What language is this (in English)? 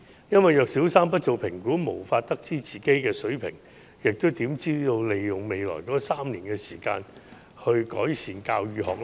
Cantonese